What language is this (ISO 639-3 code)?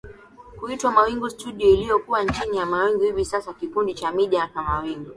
swa